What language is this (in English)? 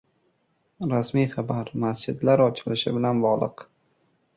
Uzbek